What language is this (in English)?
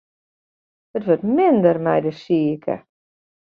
Western Frisian